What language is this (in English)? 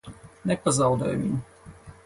Latvian